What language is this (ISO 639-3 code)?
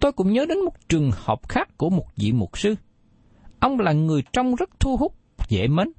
vie